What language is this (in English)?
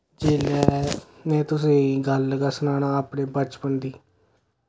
Dogri